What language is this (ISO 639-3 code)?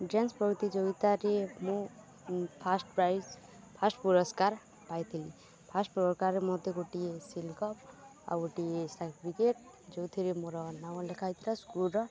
ori